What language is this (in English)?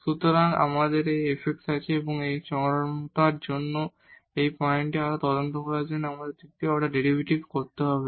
Bangla